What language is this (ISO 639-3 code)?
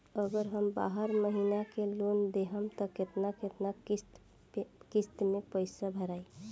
bho